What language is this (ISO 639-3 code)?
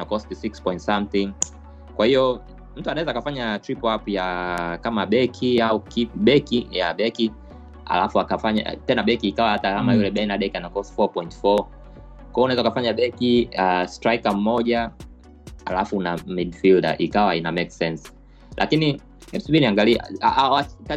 swa